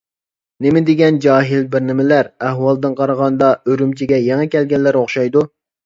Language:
Uyghur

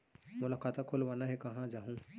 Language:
Chhattisgarhi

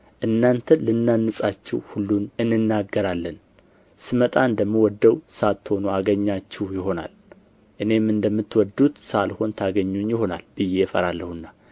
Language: Amharic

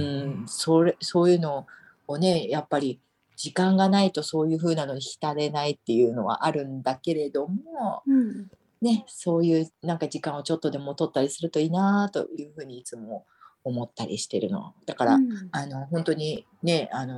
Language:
Japanese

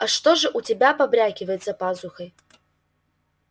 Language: Russian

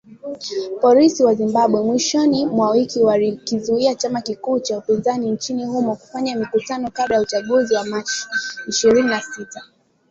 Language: Swahili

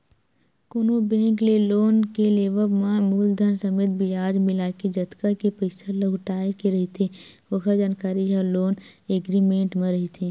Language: Chhattisgarhi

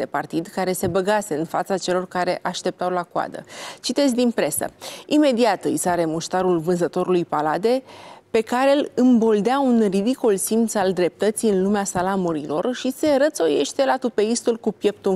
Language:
Romanian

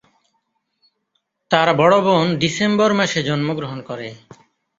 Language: Bangla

